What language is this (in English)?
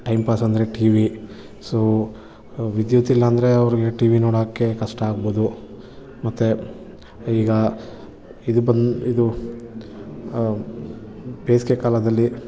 Kannada